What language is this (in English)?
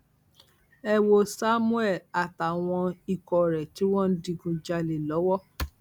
Yoruba